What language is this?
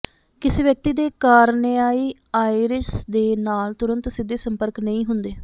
Punjabi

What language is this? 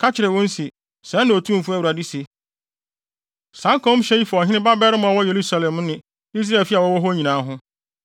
Akan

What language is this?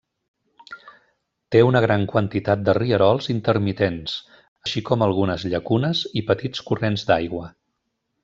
Catalan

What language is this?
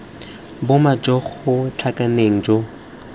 Tswana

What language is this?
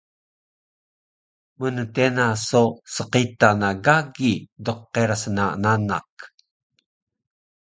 Taroko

